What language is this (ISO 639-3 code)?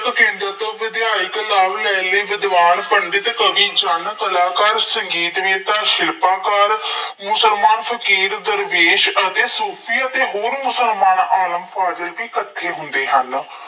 pan